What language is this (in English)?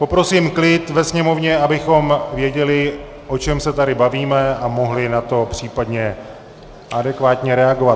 Czech